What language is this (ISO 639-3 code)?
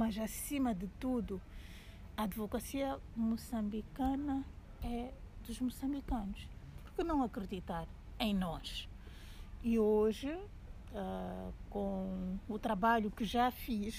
por